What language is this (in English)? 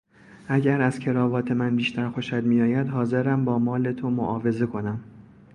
Persian